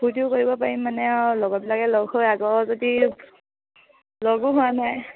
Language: Assamese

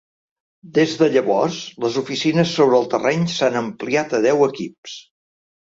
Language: Catalan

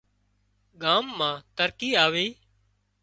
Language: Wadiyara Koli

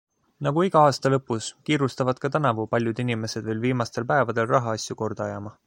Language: Estonian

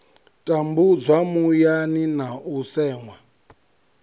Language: Venda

